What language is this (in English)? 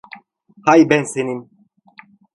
Turkish